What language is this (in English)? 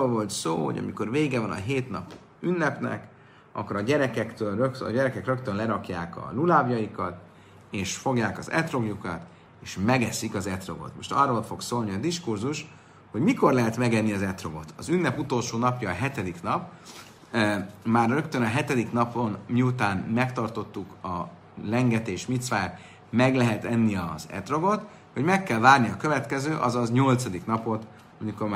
Hungarian